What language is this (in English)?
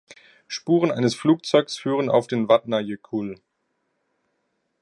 German